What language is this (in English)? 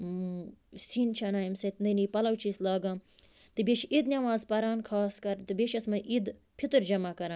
Kashmiri